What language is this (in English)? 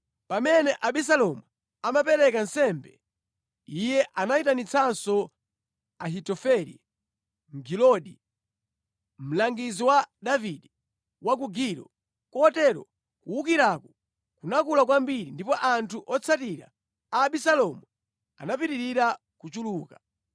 Nyanja